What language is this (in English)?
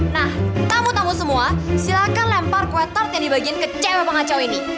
Indonesian